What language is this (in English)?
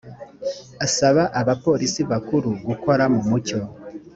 Kinyarwanda